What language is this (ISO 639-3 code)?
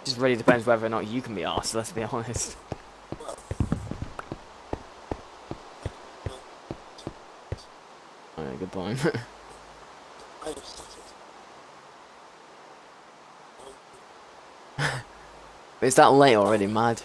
eng